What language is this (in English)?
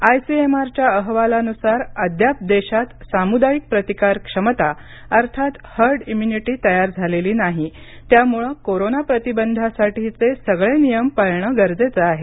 Marathi